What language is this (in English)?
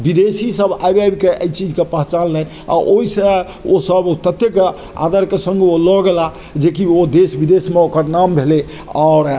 Maithili